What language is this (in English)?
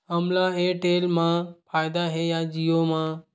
Chhattisgarhi